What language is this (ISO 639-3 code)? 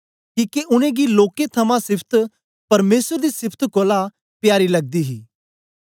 doi